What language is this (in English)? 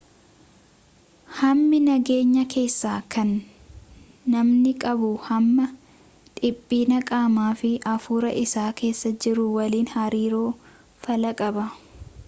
Oromo